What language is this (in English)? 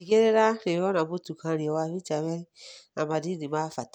Kikuyu